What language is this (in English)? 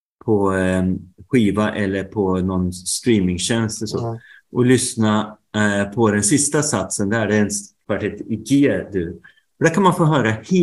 Swedish